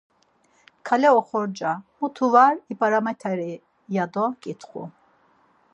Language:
Laz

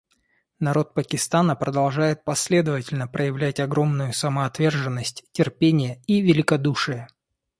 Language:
Russian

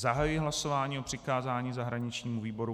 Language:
Czech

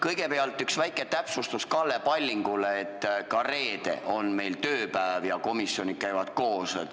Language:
Estonian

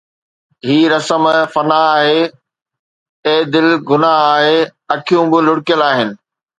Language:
Sindhi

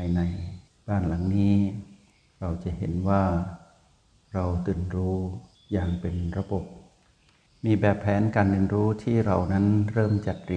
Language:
Thai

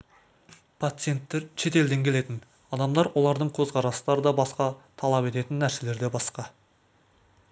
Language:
Kazakh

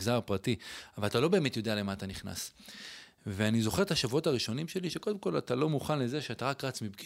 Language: Hebrew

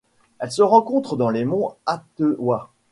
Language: French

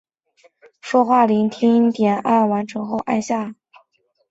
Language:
Chinese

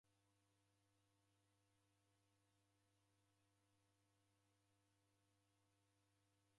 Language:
Taita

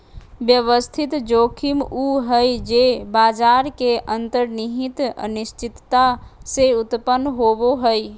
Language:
Magahi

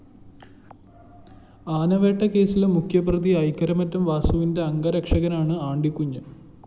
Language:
Malayalam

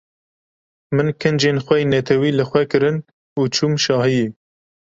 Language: Kurdish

